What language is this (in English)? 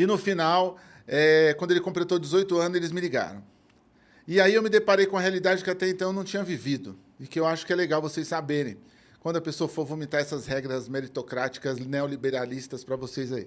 Portuguese